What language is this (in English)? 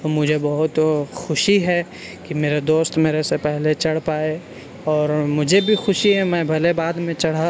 Urdu